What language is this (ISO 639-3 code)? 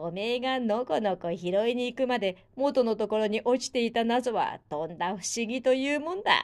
jpn